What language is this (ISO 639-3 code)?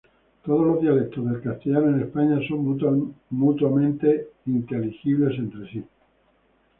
spa